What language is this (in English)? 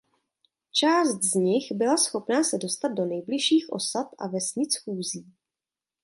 Czech